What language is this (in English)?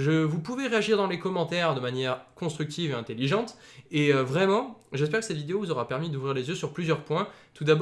French